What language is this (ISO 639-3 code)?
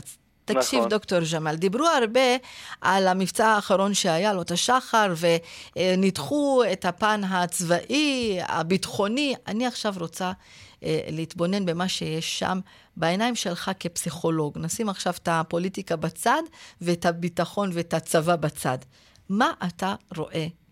heb